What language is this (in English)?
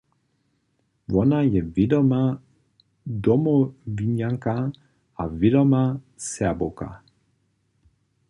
Upper Sorbian